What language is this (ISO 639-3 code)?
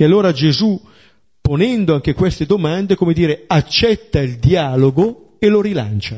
ita